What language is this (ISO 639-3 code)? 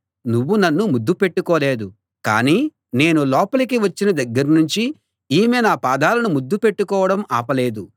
tel